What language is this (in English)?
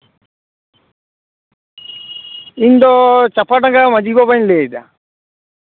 Santali